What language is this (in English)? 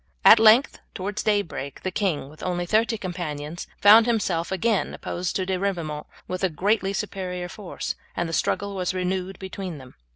English